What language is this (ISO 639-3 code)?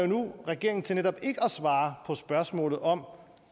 dan